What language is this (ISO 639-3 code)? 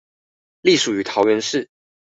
zho